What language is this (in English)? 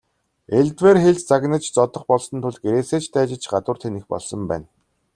Mongolian